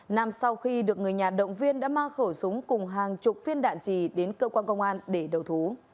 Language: Vietnamese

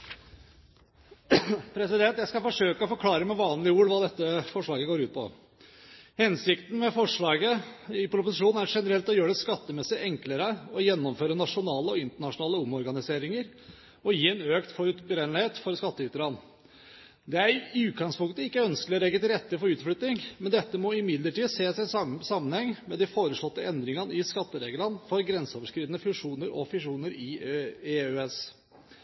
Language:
Norwegian Bokmål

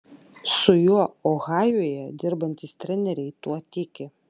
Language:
Lithuanian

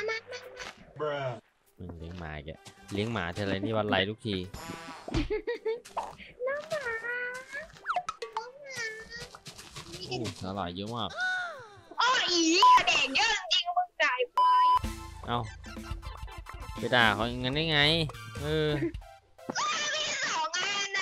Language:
Thai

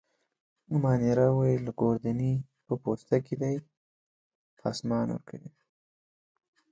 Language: Pashto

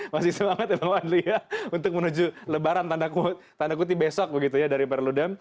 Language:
Indonesian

